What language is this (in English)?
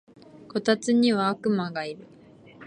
Japanese